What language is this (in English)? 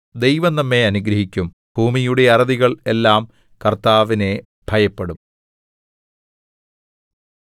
Malayalam